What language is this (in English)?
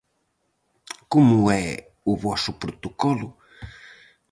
Galician